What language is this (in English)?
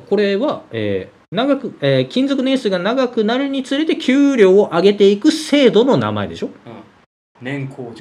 Japanese